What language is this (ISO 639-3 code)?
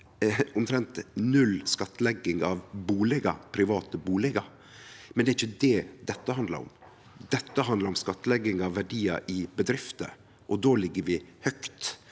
nor